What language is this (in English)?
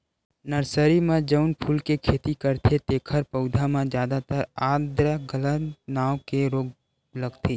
Chhattisgarhi